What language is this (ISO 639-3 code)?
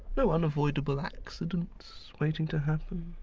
eng